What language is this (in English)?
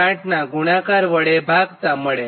Gujarati